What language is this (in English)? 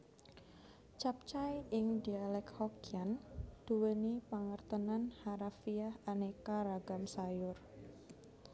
Javanese